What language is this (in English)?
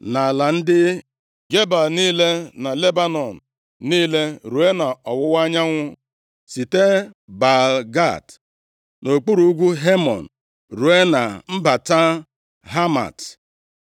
Igbo